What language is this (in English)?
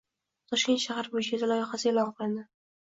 Uzbek